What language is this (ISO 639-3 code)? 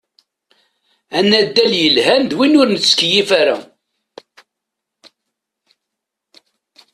kab